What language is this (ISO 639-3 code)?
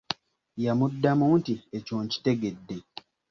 lug